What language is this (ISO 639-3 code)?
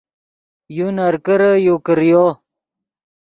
ydg